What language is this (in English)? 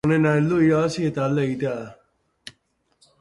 Basque